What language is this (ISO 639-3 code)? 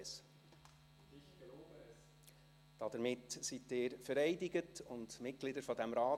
gsw